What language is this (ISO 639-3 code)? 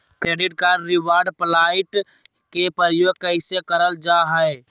mag